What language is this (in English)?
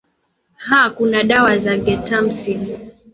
Swahili